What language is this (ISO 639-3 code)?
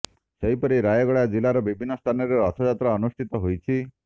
ori